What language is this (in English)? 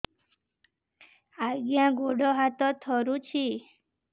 Odia